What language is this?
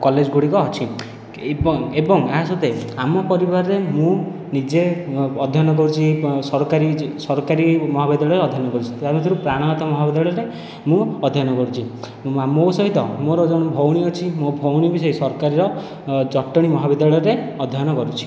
Odia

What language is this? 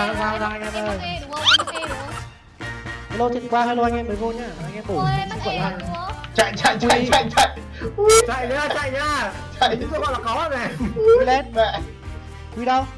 Vietnamese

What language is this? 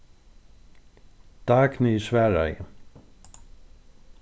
Faroese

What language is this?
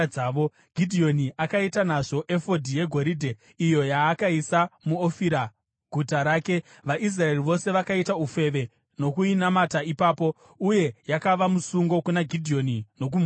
Shona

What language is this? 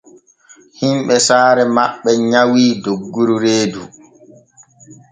Borgu Fulfulde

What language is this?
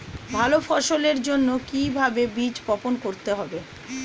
Bangla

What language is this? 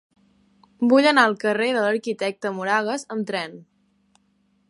Catalan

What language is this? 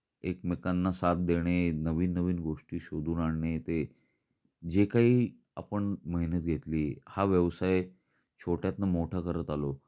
Marathi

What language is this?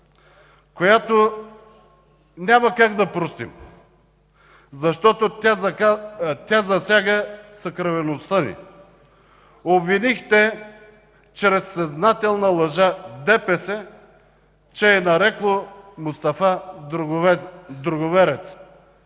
Bulgarian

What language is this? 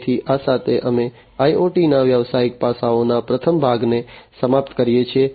Gujarati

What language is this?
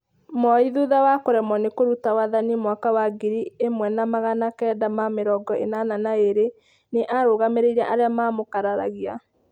Kikuyu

